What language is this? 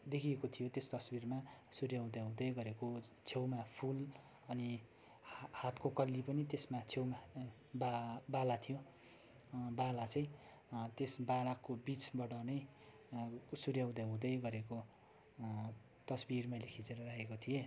Nepali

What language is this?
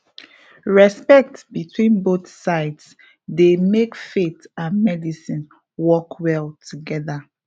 Nigerian Pidgin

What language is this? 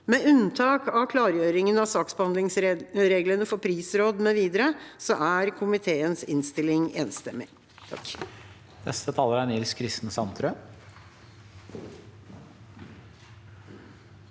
Norwegian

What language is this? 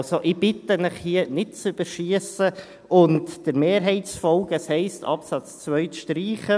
Swiss German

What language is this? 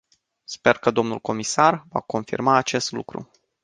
Romanian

